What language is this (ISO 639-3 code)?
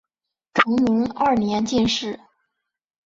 zho